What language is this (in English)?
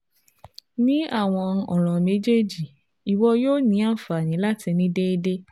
Yoruba